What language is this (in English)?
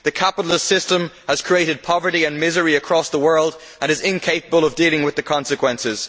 English